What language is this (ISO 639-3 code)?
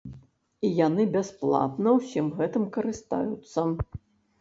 bel